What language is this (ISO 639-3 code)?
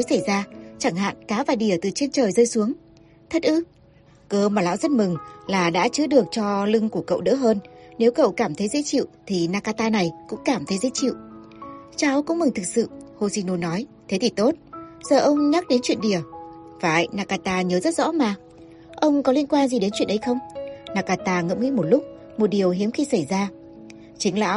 vie